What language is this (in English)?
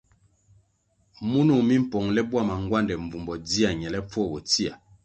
Kwasio